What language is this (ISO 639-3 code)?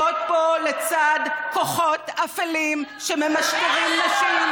heb